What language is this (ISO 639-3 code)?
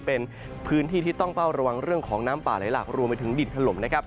tha